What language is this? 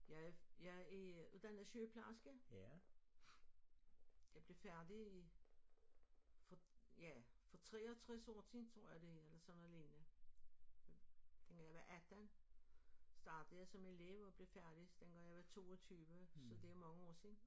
Danish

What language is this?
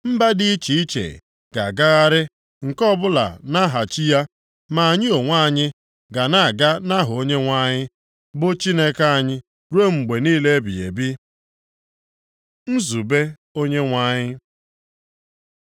Igbo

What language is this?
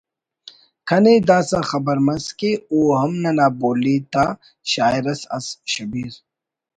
Brahui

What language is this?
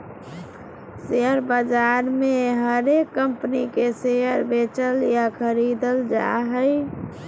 Magahi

